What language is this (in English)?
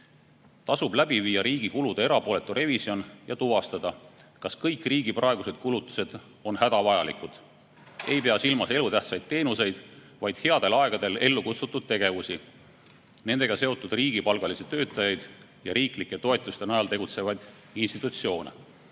Estonian